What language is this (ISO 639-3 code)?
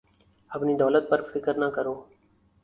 urd